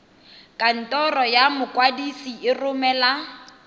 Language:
Tswana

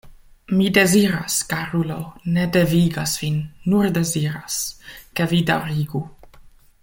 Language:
Esperanto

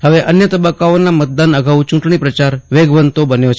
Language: Gujarati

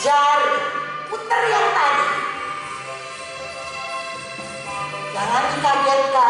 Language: Indonesian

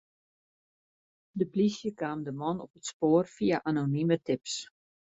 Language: Western Frisian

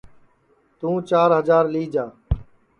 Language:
Sansi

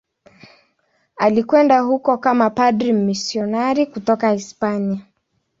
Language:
Swahili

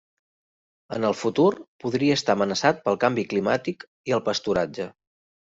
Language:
Catalan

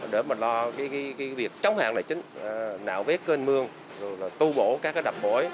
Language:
Vietnamese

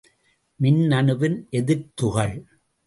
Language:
Tamil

